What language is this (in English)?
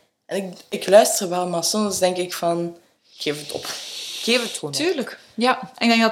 Dutch